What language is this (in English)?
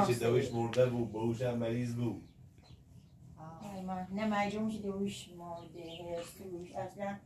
Persian